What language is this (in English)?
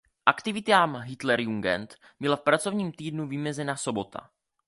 Czech